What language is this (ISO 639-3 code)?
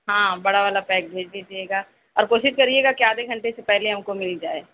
urd